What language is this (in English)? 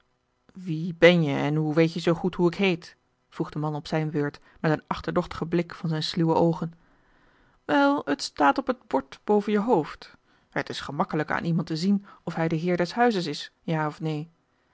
Dutch